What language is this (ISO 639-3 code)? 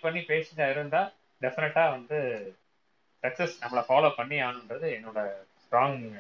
tam